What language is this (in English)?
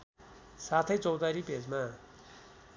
Nepali